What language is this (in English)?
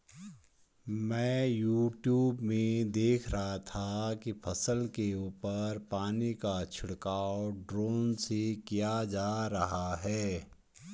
Hindi